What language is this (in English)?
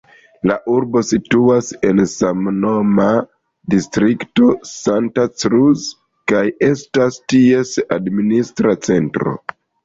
Esperanto